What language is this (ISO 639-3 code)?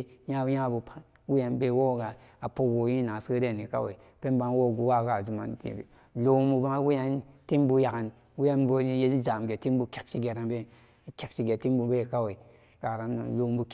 ccg